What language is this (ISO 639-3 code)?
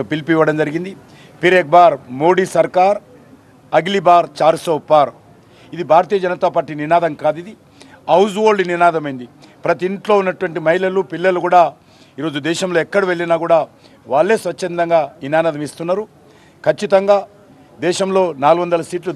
tel